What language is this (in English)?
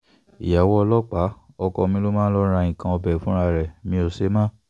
Yoruba